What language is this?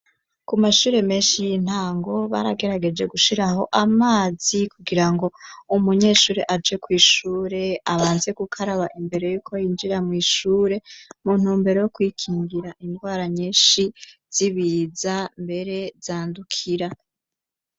Rundi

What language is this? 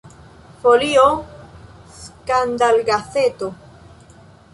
Esperanto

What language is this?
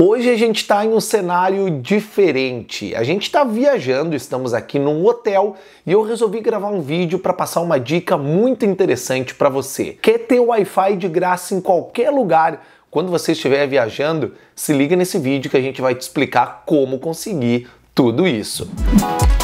Portuguese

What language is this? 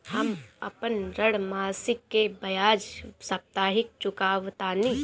Bhojpuri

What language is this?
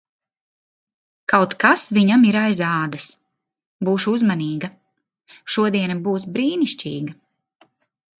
Latvian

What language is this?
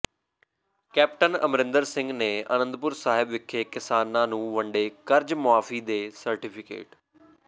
Punjabi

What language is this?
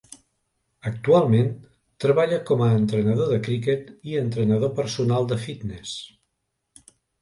Catalan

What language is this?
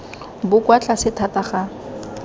Tswana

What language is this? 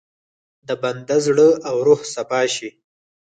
Pashto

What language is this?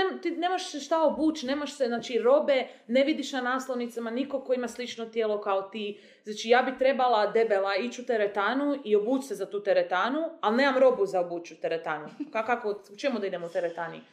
Croatian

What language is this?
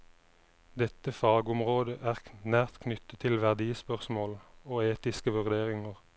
Norwegian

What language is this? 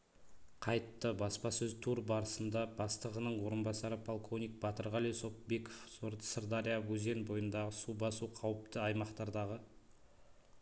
Kazakh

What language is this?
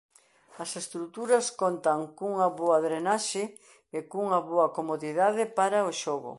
Galician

